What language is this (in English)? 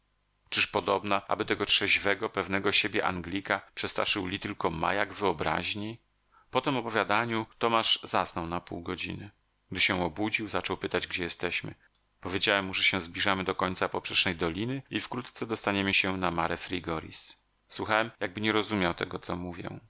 Polish